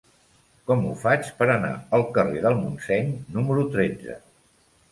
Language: Catalan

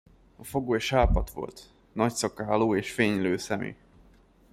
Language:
Hungarian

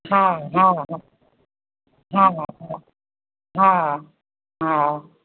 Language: Maithili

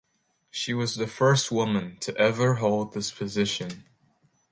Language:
English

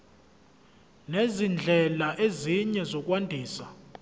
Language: Zulu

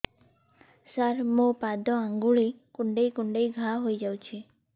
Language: Odia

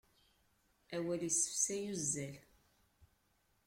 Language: Kabyle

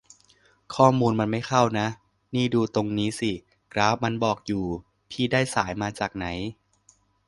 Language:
Thai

